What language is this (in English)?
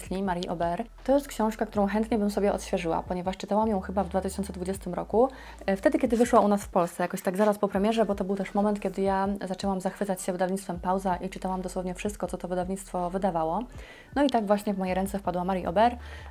Polish